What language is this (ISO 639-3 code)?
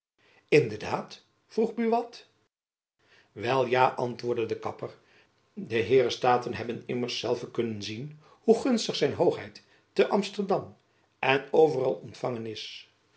nld